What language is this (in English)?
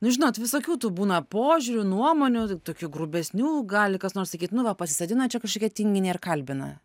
Lithuanian